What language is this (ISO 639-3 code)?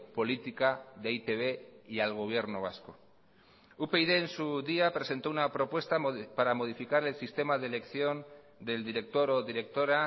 spa